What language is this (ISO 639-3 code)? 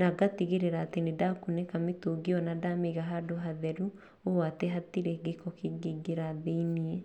kik